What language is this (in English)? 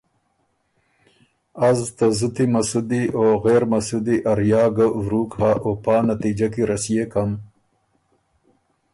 Ormuri